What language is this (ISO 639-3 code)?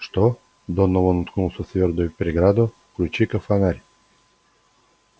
rus